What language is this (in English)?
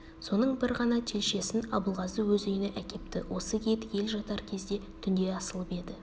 Kazakh